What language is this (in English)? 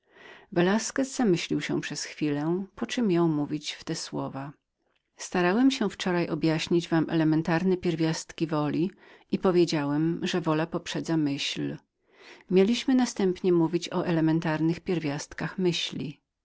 Polish